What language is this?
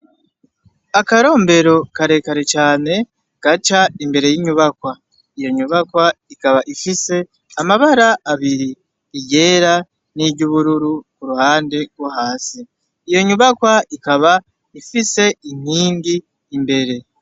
Rundi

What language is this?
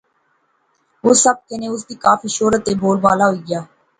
Pahari-Potwari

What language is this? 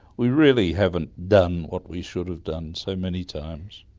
English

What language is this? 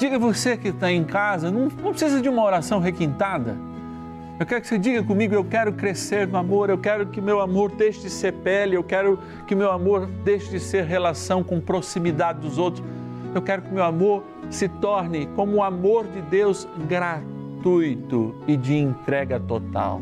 Portuguese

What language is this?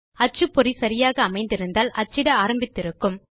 Tamil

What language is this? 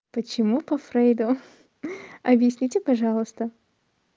Russian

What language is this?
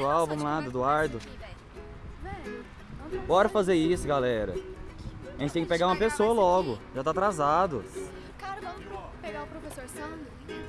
Portuguese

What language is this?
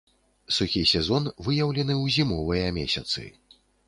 Belarusian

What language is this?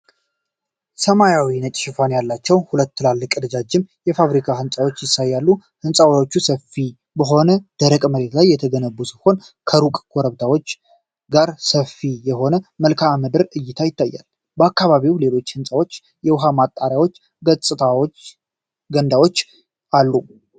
Amharic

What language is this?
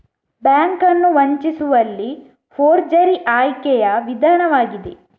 Kannada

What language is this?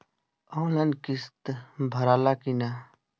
Bhojpuri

